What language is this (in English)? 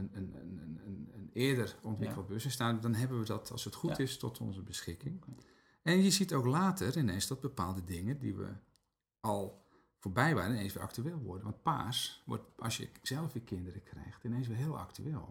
Dutch